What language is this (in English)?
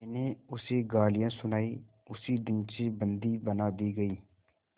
Hindi